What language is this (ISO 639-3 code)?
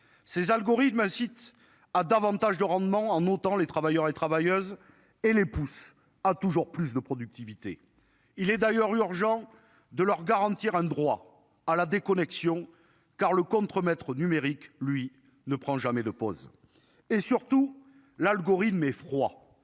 fra